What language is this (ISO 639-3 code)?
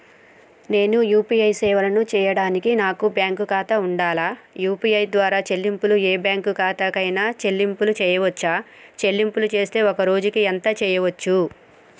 tel